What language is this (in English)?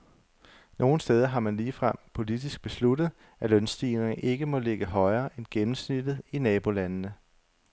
Danish